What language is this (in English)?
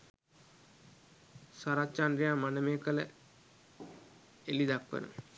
Sinhala